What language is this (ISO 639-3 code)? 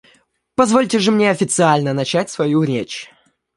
rus